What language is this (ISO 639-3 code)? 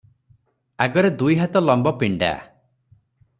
ori